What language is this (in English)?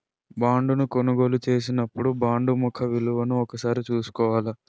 Telugu